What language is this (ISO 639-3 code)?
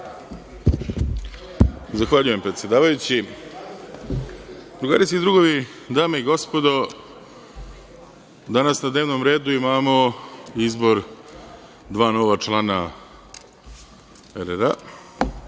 srp